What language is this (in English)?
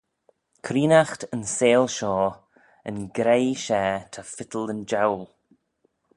Manx